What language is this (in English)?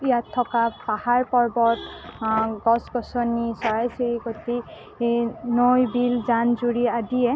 Assamese